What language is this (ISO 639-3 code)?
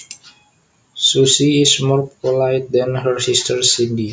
jav